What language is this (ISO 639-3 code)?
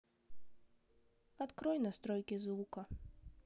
rus